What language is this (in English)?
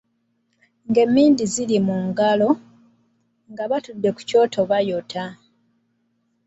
Ganda